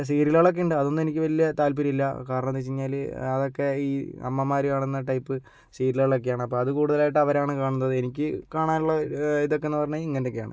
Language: Malayalam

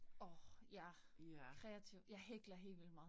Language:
Danish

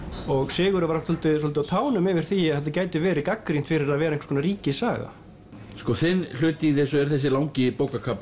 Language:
Icelandic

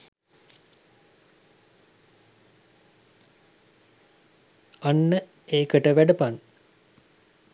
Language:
Sinhala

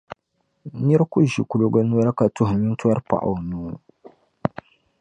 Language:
Dagbani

